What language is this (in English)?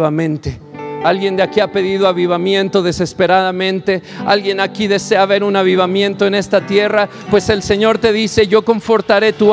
Spanish